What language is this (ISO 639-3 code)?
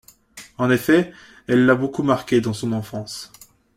fra